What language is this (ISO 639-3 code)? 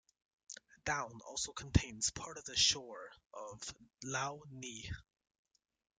eng